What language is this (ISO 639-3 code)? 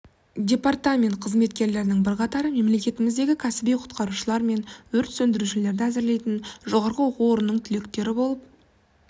kaz